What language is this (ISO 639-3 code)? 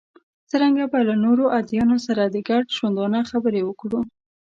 pus